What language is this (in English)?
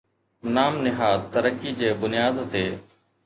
Sindhi